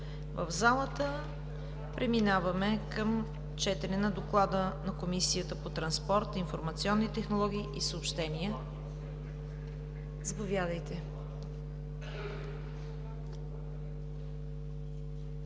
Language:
Bulgarian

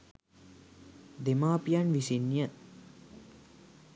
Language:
Sinhala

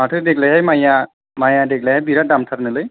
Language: Bodo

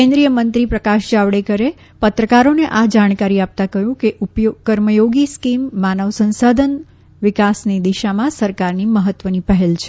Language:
Gujarati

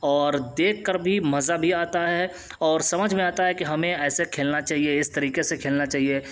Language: Urdu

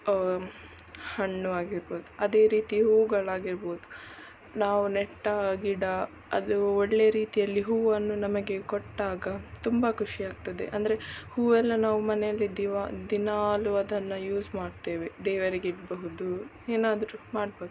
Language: Kannada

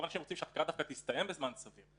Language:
Hebrew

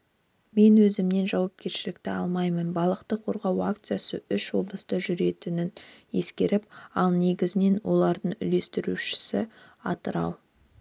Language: Kazakh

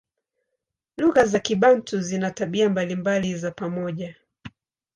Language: Swahili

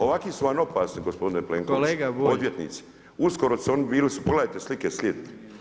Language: Croatian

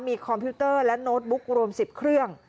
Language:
Thai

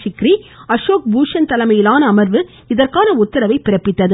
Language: Tamil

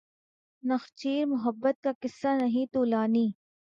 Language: Urdu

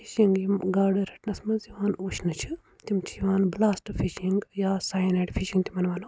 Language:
Kashmiri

